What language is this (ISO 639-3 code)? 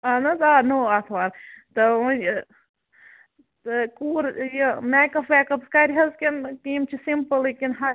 kas